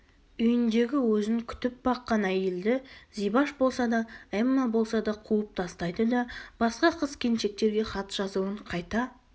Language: Kazakh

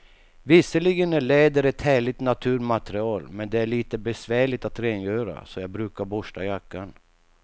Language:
Swedish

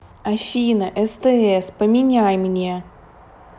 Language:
Russian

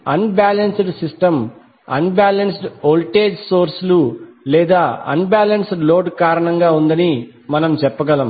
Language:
Telugu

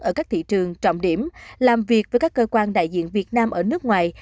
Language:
Vietnamese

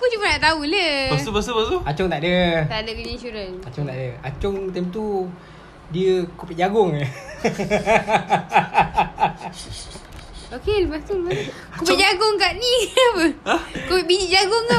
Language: Malay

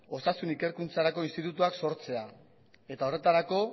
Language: Basque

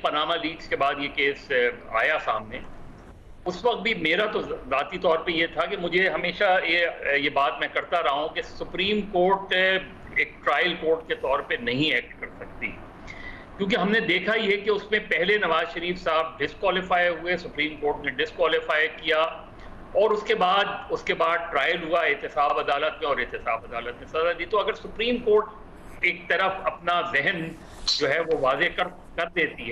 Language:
Hindi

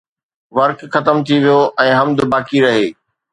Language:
Sindhi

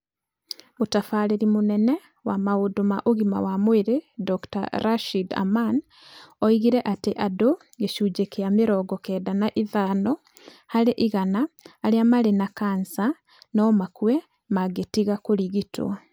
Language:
Kikuyu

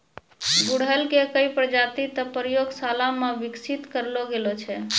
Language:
Maithili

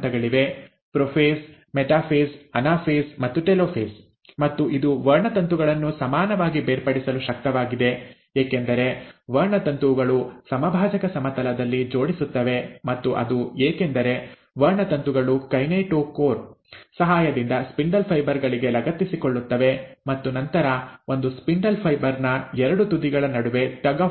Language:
Kannada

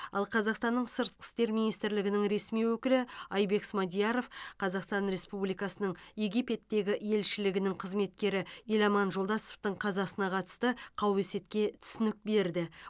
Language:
Kazakh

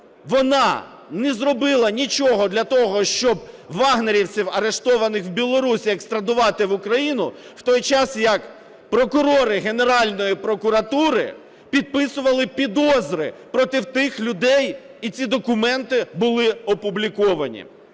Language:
Ukrainian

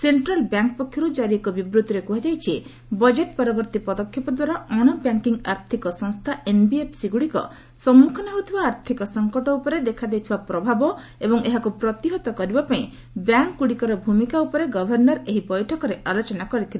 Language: Odia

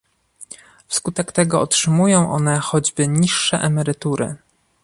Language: Polish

